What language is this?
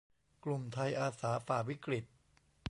Thai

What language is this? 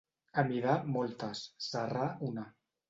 Catalan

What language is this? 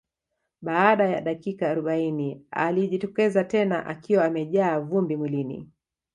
Swahili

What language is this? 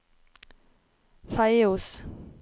Norwegian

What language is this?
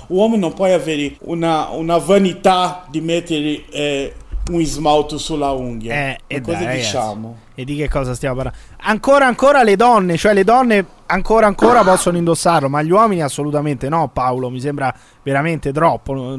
Italian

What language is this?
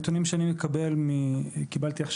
Hebrew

